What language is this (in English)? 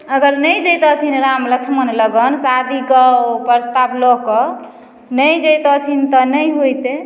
Maithili